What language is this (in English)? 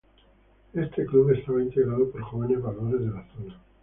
Spanish